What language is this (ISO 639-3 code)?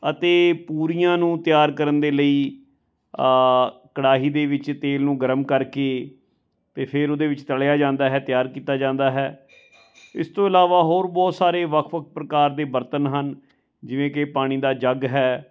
pan